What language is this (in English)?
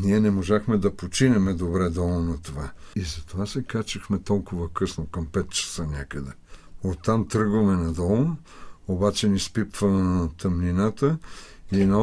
Bulgarian